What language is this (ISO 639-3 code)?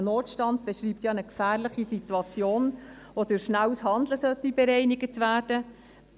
gsw